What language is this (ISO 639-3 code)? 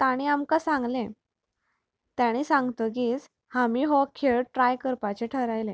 kok